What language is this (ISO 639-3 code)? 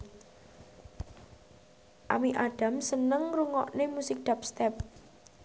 jav